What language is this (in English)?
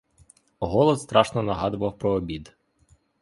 Ukrainian